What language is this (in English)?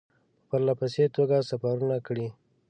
Pashto